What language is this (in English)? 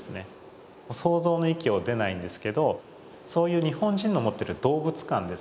Japanese